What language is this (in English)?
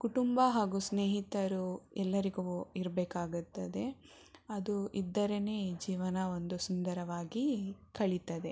Kannada